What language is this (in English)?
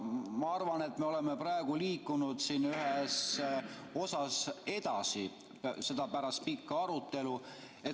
Estonian